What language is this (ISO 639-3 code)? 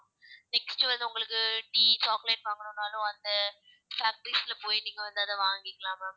tam